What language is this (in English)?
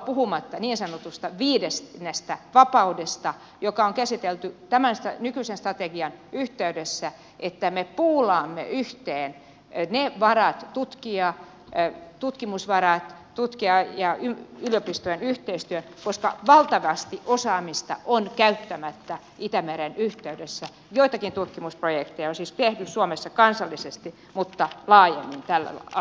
Finnish